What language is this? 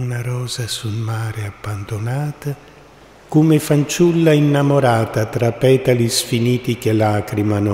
Italian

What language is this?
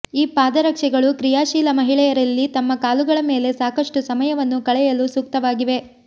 Kannada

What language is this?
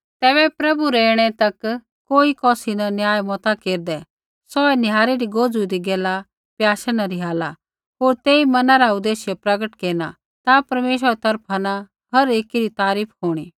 Kullu Pahari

